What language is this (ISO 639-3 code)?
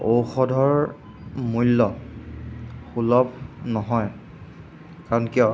asm